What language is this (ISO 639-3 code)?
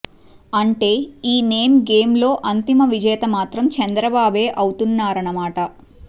tel